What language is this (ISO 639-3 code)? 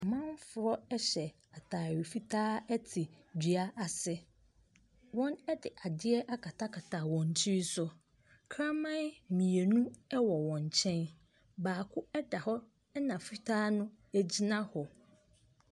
aka